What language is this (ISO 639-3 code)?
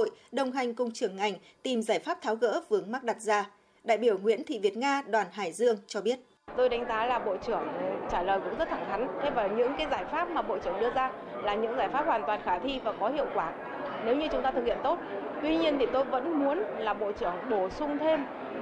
vie